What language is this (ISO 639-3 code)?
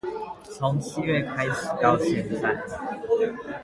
zho